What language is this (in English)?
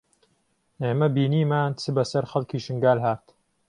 Central Kurdish